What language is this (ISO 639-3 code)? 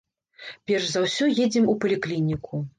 bel